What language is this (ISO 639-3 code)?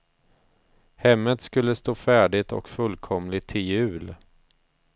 swe